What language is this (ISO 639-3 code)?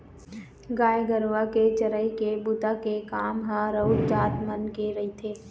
hne